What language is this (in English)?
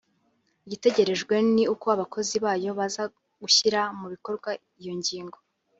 Kinyarwanda